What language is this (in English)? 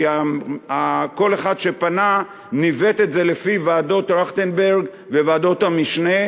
Hebrew